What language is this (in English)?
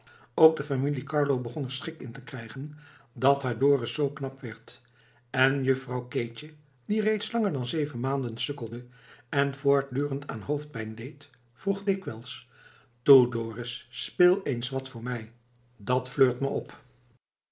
Dutch